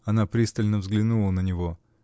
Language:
Russian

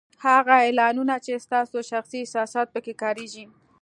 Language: Pashto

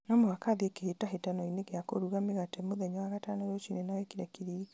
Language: Kikuyu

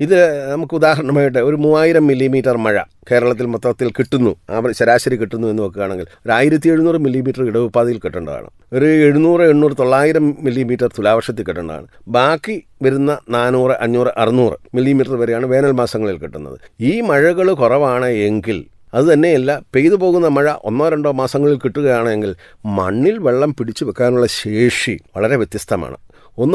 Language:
Malayalam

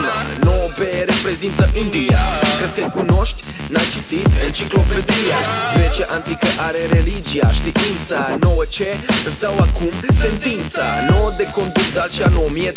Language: Romanian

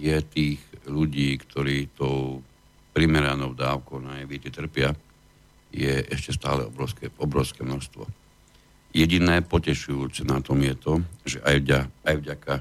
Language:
Slovak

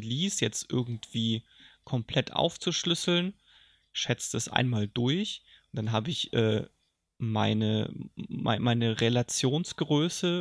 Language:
German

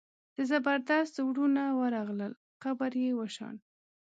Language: Pashto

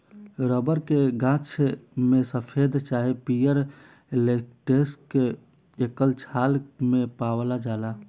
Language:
Bhojpuri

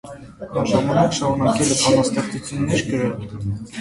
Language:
Armenian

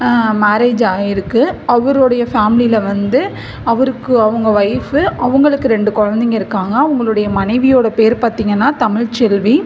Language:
Tamil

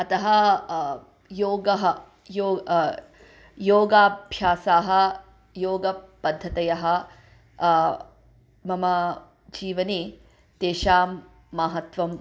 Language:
Sanskrit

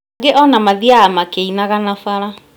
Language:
Kikuyu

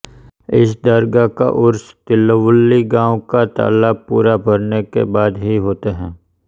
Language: Hindi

